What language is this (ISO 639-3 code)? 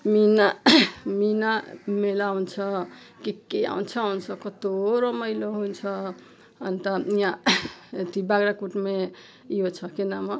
nep